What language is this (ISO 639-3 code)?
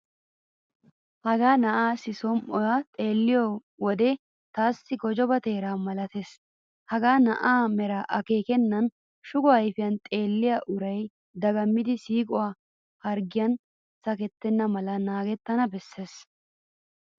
wal